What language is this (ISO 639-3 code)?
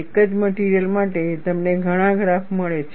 guj